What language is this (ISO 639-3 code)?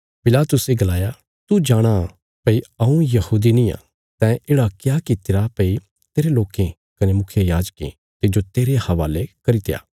kfs